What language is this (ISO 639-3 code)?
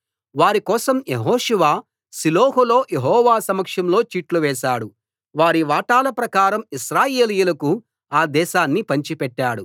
tel